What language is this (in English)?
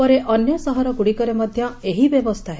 Odia